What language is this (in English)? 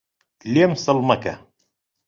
Central Kurdish